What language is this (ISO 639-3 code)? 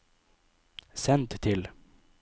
nor